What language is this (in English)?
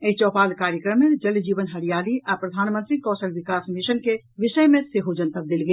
Maithili